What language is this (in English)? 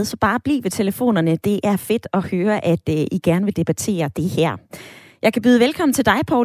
Danish